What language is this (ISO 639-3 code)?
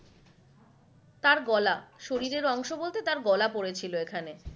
ben